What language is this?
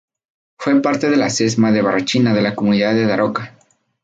Spanish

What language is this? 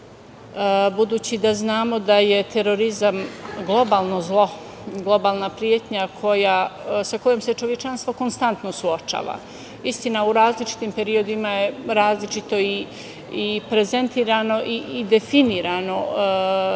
Serbian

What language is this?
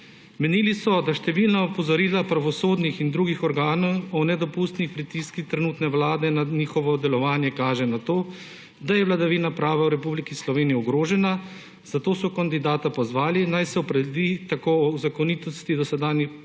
Slovenian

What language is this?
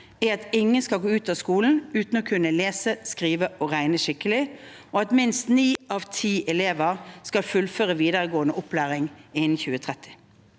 Norwegian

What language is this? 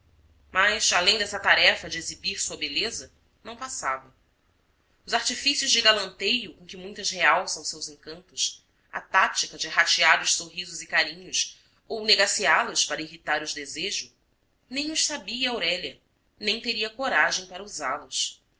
Portuguese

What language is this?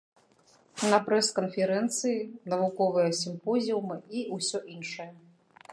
Belarusian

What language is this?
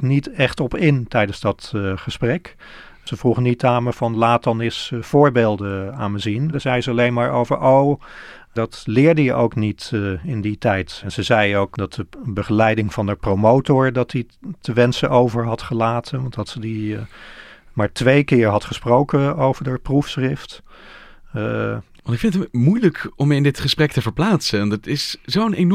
Dutch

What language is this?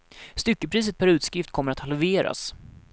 Swedish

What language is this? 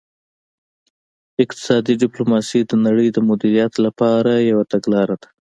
Pashto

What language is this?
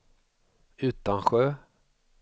Swedish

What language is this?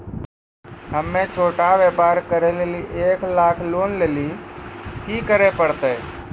Maithili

